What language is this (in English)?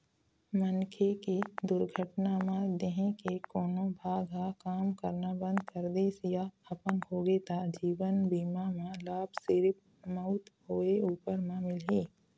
Chhattisgarhi